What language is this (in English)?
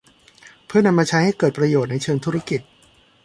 Thai